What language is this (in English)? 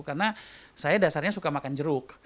Indonesian